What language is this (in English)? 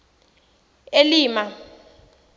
Tsonga